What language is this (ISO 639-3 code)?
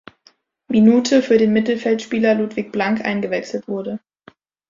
deu